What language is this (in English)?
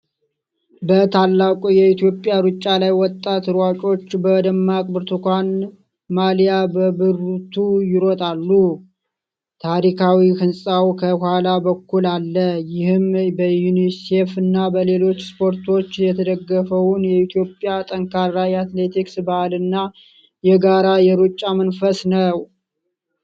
Amharic